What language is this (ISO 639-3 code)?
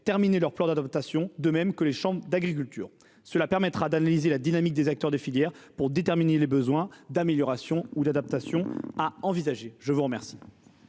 fra